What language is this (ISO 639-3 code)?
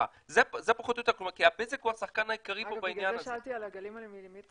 heb